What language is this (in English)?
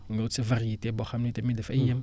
Wolof